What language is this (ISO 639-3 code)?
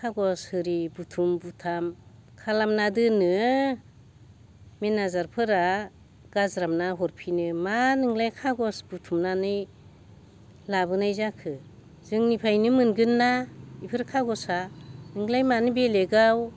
brx